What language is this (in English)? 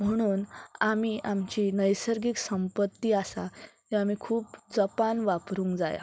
Konkani